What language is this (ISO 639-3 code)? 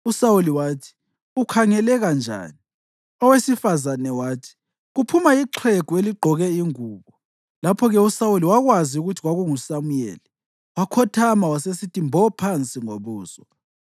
nde